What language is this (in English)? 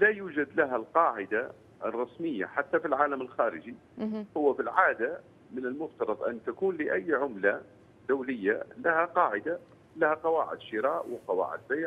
Arabic